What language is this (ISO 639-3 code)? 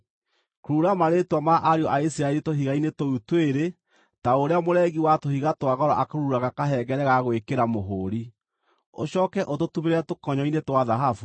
kik